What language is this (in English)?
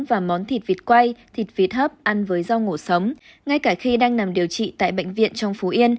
Vietnamese